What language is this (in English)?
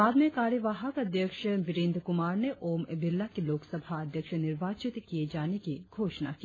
Hindi